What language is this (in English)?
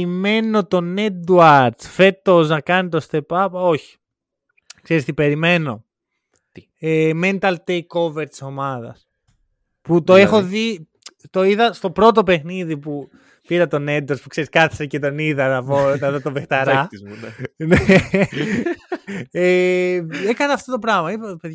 Greek